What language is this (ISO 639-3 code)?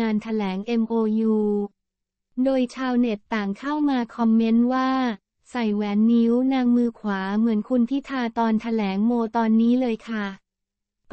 tha